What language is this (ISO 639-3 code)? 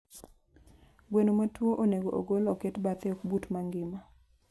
luo